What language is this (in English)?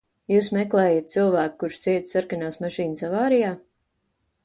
Latvian